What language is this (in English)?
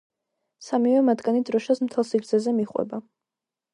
Georgian